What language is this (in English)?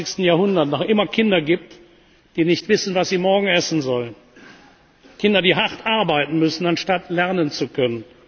German